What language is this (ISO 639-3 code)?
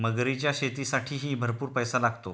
mar